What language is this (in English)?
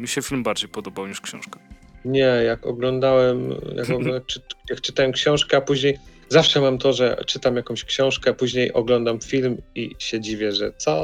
Polish